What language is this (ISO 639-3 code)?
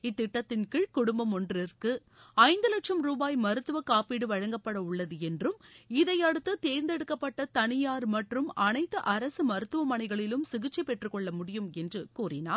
tam